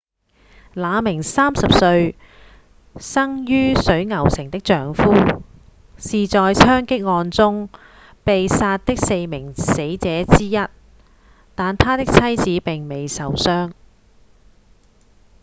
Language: Cantonese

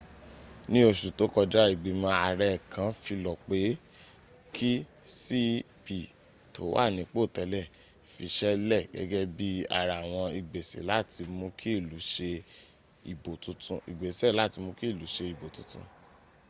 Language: Yoruba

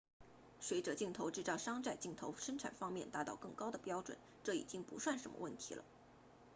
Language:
Chinese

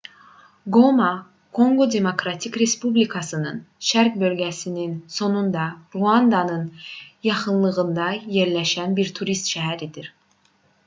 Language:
Azerbaijani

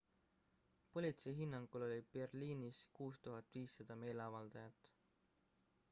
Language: Estonian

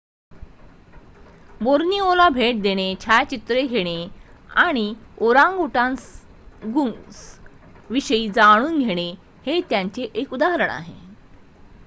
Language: Marathi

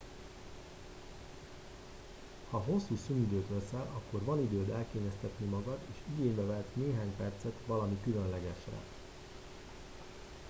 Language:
Hungarian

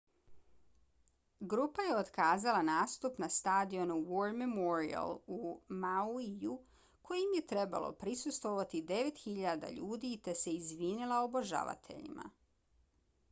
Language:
Bosnian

